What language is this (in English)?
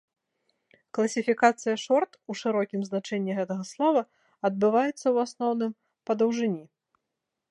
Belarusian